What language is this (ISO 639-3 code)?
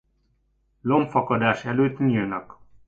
hun